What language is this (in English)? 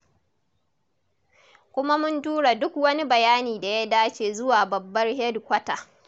Hausa